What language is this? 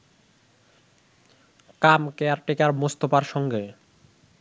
Bangla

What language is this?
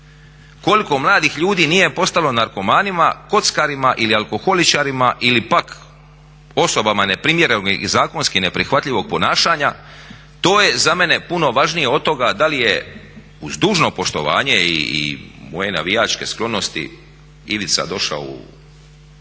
Croatian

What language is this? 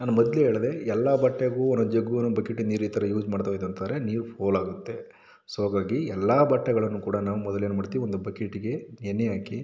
Kannada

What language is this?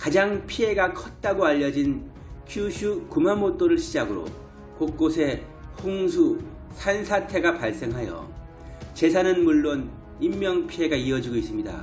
Korean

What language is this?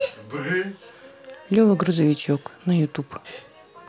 Russian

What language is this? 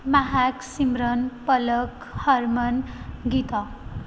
Punjabi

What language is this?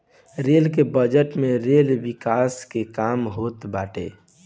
Bhojpuri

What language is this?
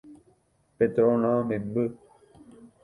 Guarani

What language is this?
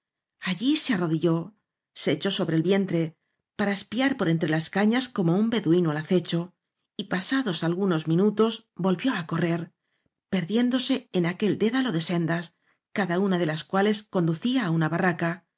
Spanish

